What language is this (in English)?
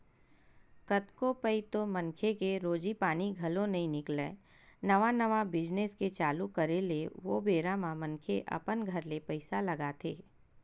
Chhattisgarhi